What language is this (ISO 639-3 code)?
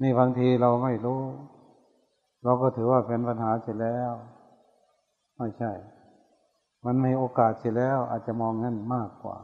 tha